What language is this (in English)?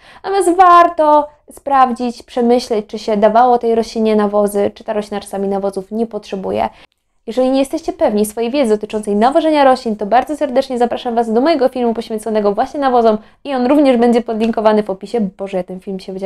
Polish